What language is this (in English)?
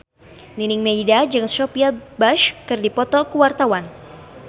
Sundanese